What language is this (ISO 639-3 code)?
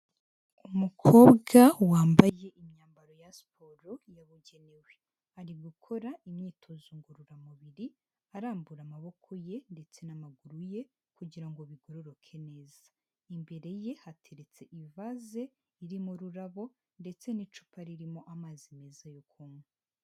kin